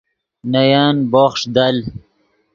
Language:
Yidgha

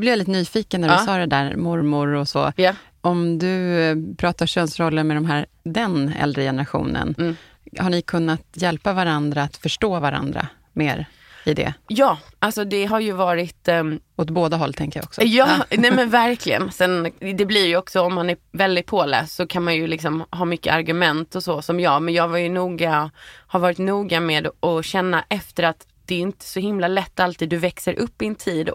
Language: Swedish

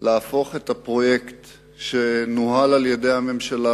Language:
Hebrew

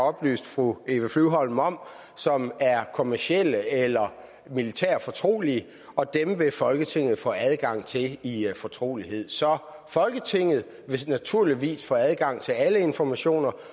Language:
Danish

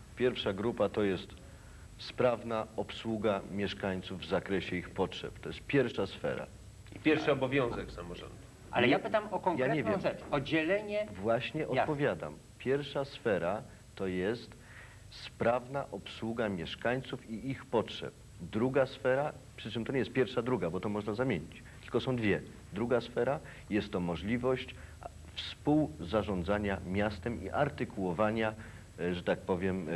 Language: Polish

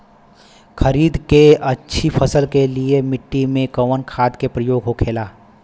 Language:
Bhojpuri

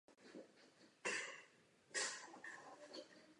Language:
Czech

